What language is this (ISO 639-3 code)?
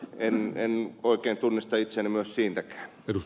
fin